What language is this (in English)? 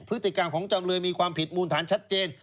Thai